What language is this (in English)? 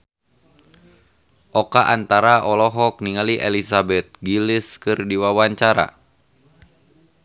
Sundanese